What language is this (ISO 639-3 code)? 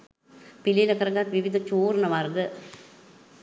sin